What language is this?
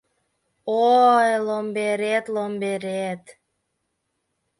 Mari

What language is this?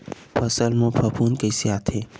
Chhattisgarhi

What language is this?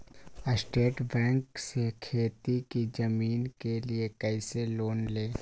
Magahi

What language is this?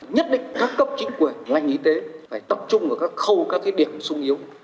Vietnamese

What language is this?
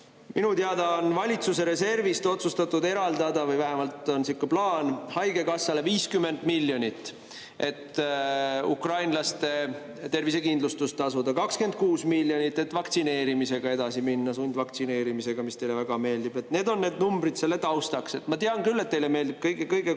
Estonian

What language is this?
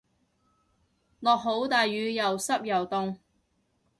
Cantonese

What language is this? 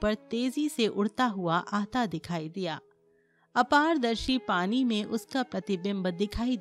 Hindi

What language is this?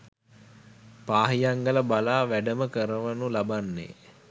Sinhala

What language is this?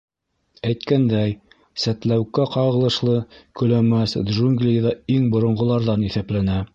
Bashkir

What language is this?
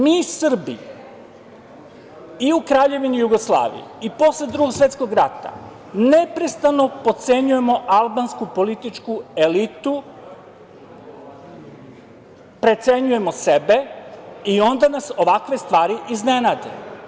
Serbian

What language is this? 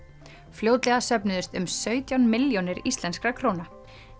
Icelandic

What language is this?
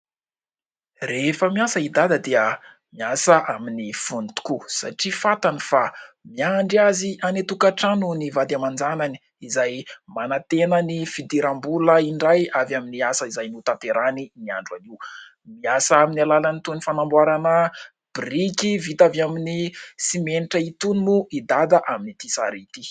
Malagasy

